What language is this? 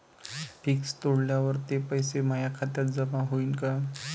Marathi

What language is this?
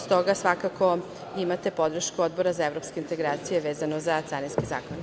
Serbian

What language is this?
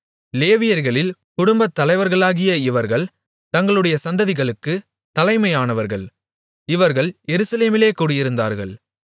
Tamil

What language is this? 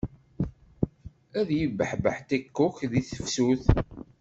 Kabyle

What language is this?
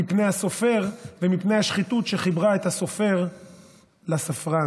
Hebrew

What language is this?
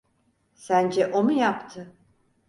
Turkish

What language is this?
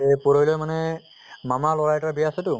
Assamese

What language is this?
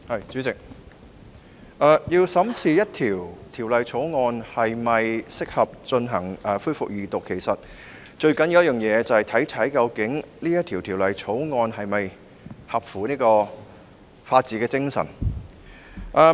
Cantonese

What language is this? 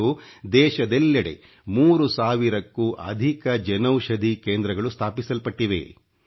Kannada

